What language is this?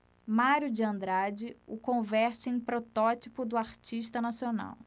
Portuguese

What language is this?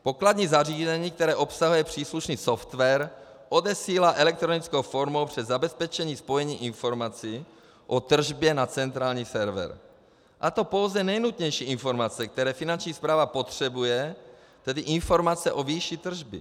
Czech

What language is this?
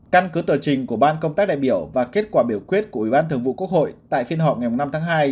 Vietnamese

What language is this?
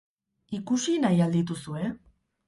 Basque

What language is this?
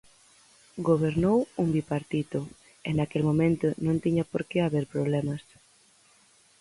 Galician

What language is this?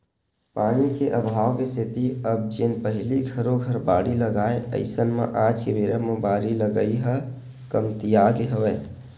Chhattisgarhi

